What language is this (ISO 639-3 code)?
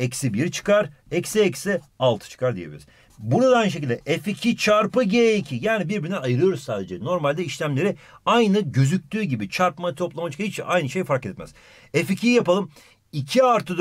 tur